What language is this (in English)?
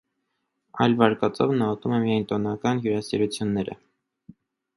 Armenian